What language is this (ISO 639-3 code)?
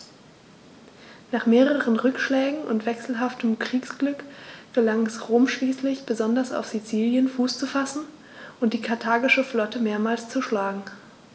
deu